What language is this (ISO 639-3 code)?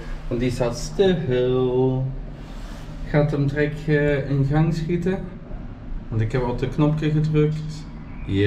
nld